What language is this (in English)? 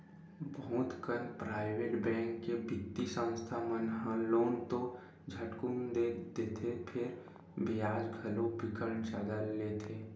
Chhattisgarhi